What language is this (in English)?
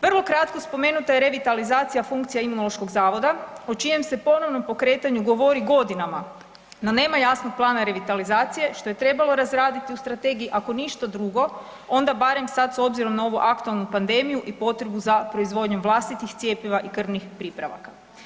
Croatian